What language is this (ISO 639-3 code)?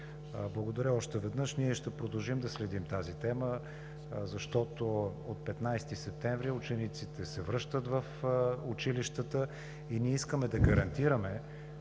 bul